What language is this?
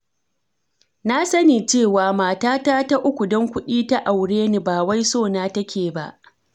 Hausa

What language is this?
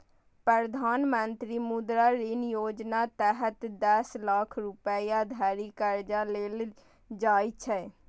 Maithili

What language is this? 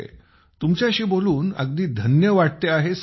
Marathi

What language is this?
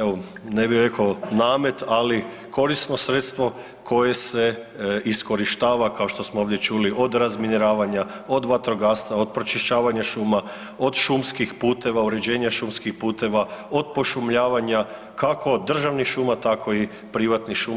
Croatian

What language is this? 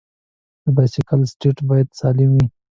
Pashto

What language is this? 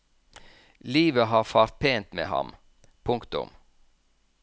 Norwegian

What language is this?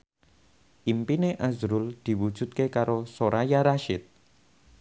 Javanese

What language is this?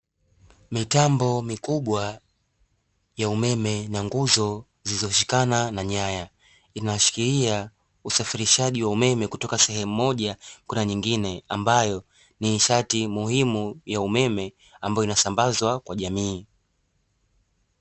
Swahili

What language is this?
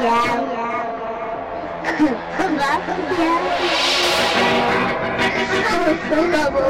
Dutch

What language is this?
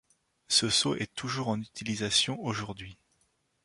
French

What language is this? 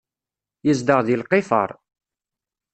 Kabyle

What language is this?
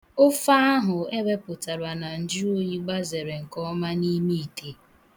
Igbo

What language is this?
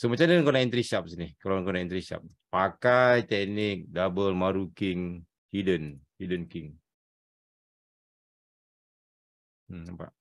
Malay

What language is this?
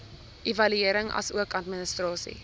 Afrikaans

